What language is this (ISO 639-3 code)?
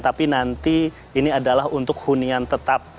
ind